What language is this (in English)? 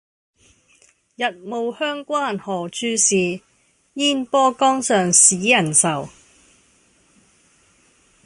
Cantonese